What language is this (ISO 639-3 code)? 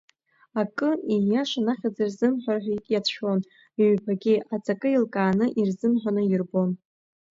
abk